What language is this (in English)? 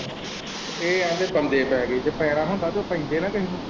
Punjabi